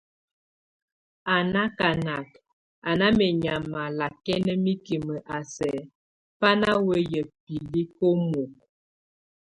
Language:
Tunen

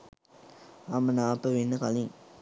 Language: Sinhala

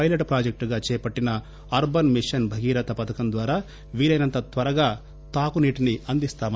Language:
Telugu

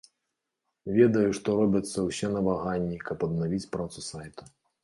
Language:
Belarusian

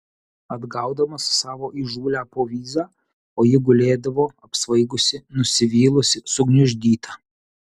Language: Lithuanian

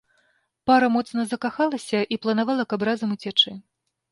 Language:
Belarusian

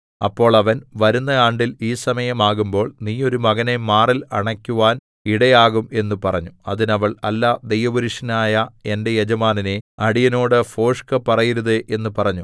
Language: Malayalam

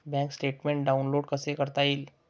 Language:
Marathi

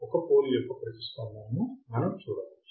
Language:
Telugu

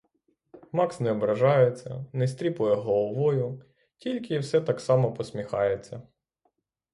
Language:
Ukrainian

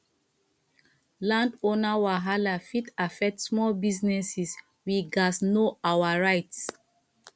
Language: Nigerian Pidgin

